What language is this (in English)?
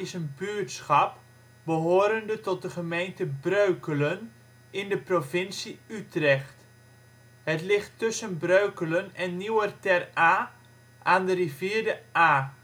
Dutch